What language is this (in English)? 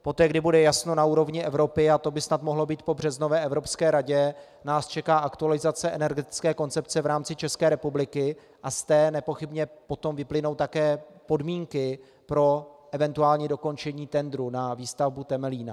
Czech